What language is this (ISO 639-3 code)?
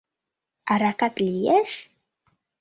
chm